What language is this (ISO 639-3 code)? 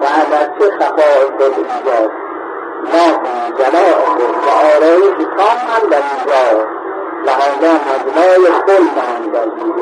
fas